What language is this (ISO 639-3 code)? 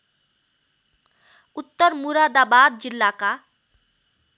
nep